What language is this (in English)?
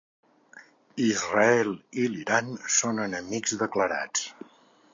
Catalan